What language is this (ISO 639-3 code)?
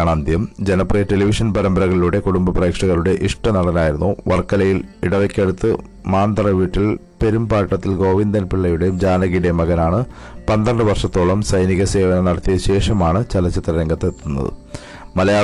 mal